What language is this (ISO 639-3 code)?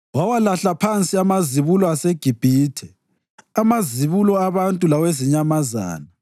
nde